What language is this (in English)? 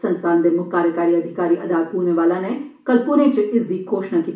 Dogri